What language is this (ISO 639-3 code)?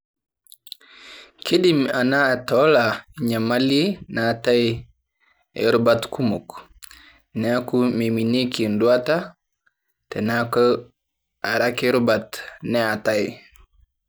mas